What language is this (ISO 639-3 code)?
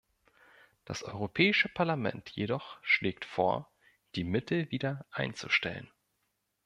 deu